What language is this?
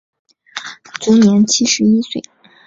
Chinese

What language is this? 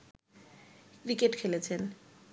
Bangla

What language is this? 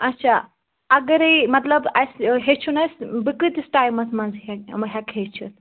Kashmiri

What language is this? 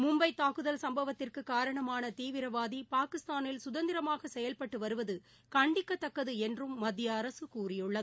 Tamil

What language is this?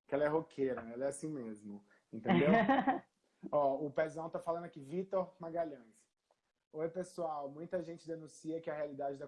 Portuguese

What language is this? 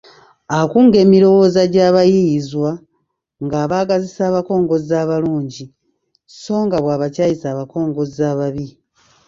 Ganda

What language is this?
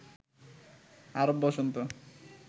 Bangla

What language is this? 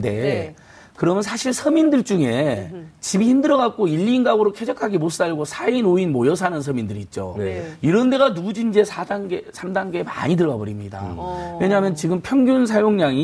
Korean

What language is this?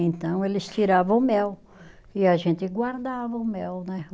Portuguese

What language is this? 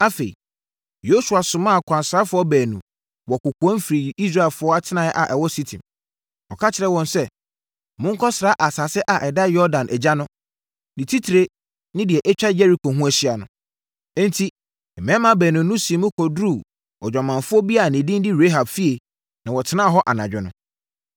Akan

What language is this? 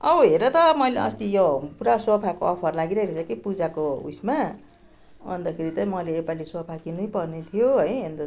Nepali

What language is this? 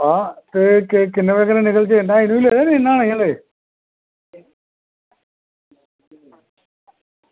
Dogri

